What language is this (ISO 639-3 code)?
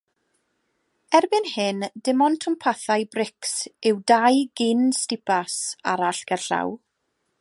cym